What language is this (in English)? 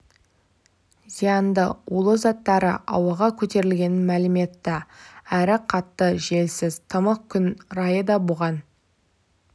Kazakh